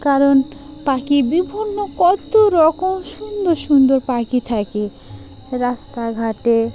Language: Bangla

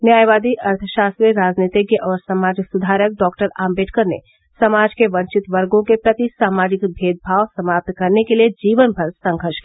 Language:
Hindi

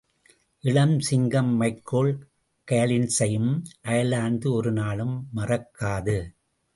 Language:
Tamil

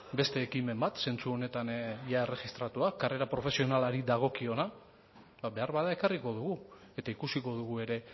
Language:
Basque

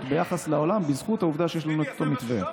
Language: Hebrew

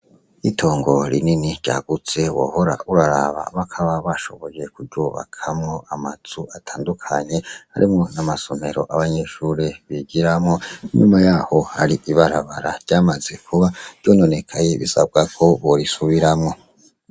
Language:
Rundi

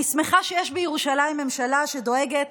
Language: Hebrew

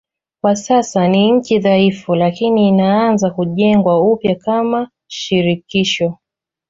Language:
Swahili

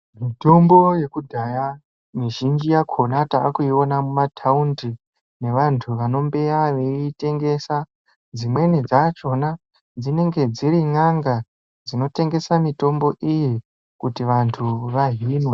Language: Ndau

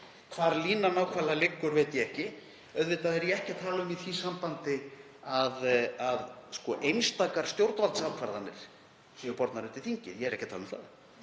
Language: Icelandic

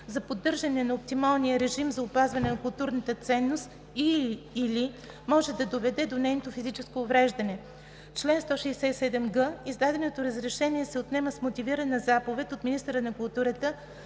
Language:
Bulgarian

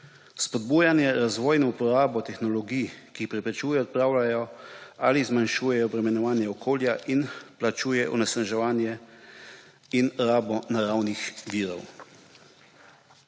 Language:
Slovenian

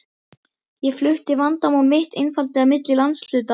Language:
Icelandic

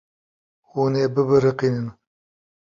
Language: Kurdish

